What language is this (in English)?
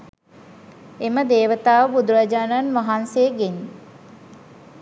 Sinhala